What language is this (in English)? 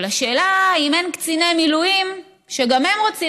Hebrew